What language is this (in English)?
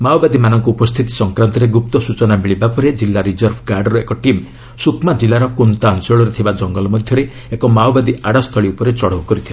Odia